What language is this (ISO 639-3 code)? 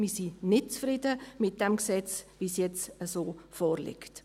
gsw